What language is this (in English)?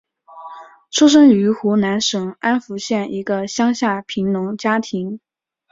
Chinese